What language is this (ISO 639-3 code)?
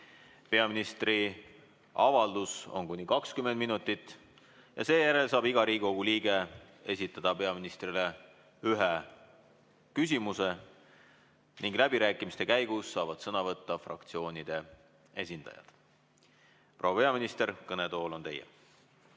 est